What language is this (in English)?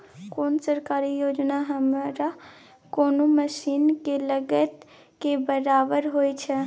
Maithili